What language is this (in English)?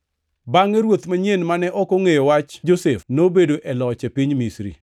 Luo (Kenya and Tanzania)